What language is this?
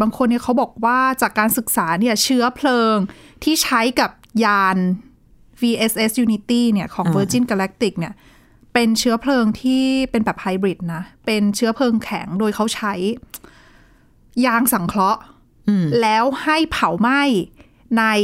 Thai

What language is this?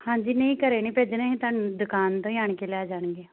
Punjabi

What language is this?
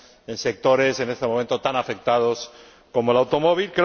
Spanish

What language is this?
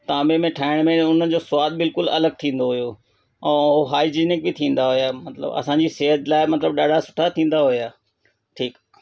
Sindhi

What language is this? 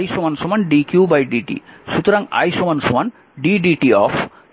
Bangla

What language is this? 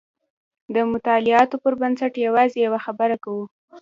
Pashto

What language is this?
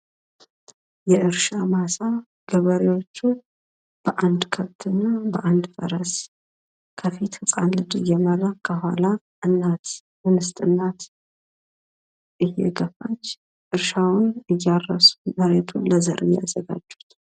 Amharic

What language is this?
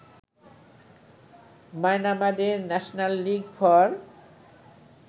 Bangla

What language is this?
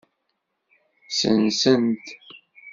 Kabyle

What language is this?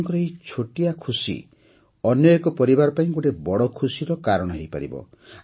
Odia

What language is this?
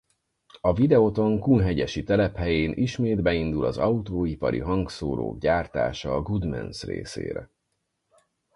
Hungarian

